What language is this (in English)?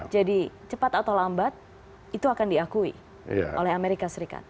Indonesian